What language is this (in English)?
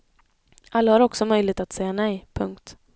Swedish